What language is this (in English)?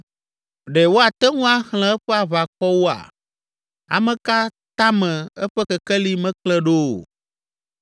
Ewe